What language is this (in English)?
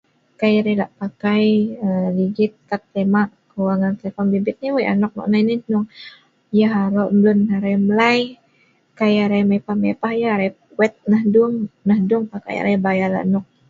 Sa'ban